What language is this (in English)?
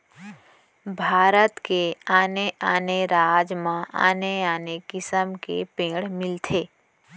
Chhattisgarhi